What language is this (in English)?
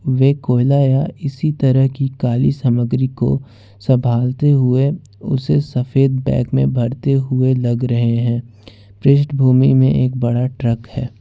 Hindi